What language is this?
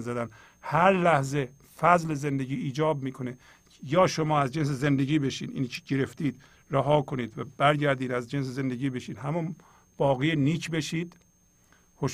Persian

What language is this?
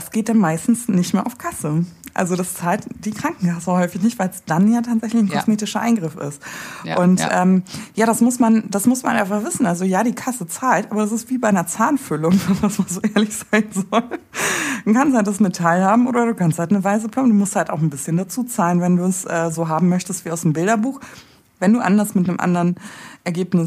German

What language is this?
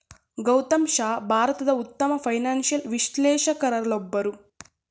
Kannada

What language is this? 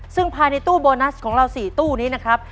Thai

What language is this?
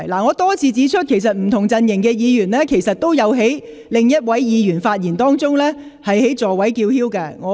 Cantonese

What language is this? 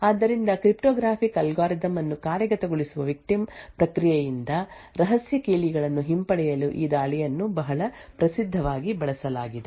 Kannada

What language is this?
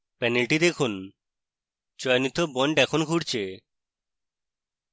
Bangla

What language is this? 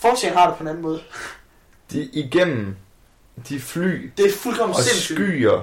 Danish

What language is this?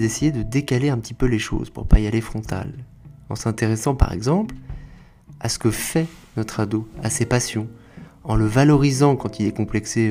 French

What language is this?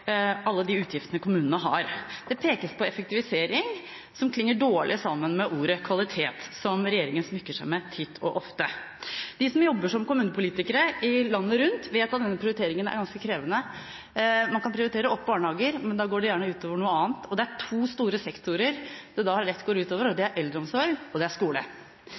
Norwegian Bokmål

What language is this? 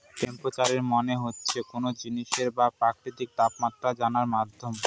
Bangla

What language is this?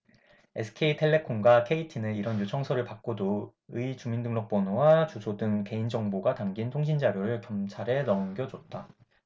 Korean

